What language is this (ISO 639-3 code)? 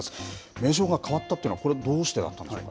jpn